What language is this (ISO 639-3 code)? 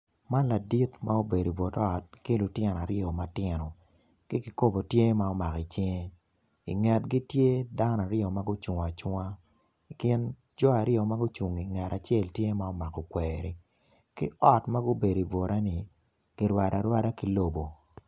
ach